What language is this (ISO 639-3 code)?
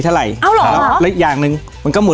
tha